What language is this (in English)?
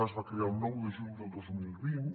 Catalan